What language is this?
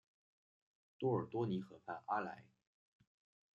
Chinese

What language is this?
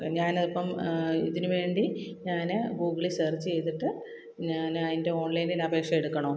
Malayalam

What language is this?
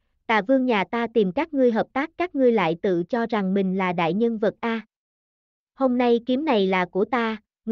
Vietnamese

